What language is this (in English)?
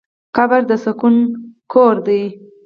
Pashto